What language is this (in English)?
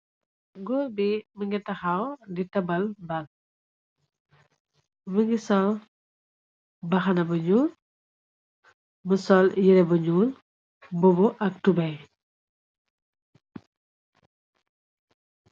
Wolof